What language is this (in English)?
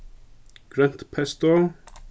Faroese